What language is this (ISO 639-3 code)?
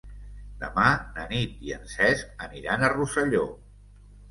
cat